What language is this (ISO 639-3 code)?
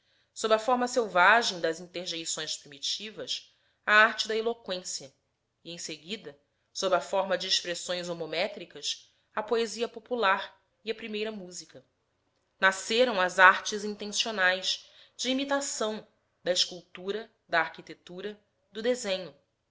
por